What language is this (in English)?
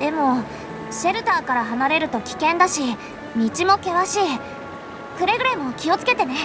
Japanese